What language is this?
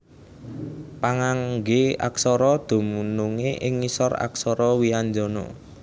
Javanese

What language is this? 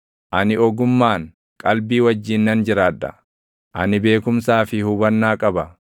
Oromo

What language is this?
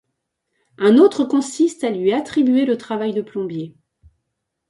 French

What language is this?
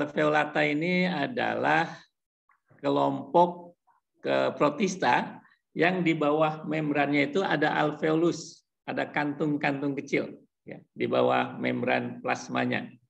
Indonesian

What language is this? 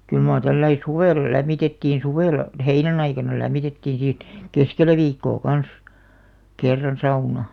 Finnish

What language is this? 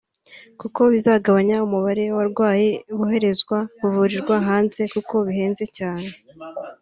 Kinyarwanda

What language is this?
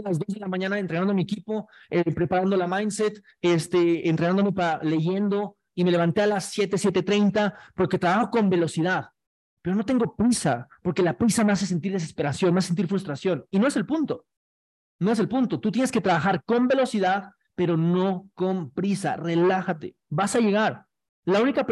Spanish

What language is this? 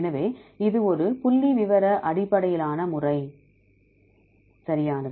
Tamil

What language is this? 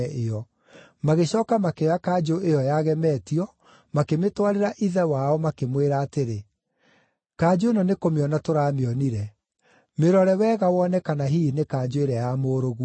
Kikuyu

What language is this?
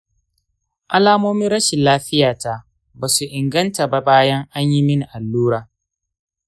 Hausa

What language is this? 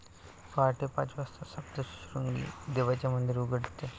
Marathi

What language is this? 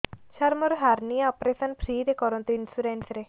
Odia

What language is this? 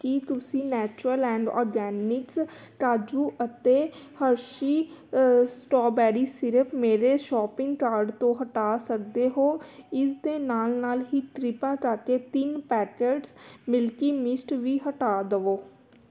Punjabi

